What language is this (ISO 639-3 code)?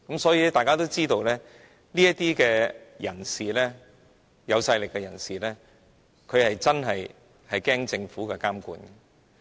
yue